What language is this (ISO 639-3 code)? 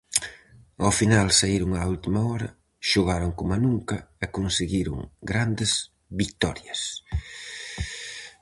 glg